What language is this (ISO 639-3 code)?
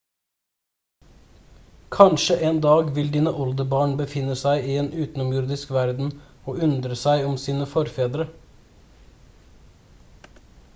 nob